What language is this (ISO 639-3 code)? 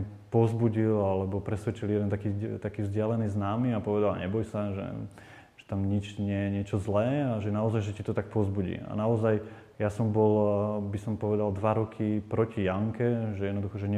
slk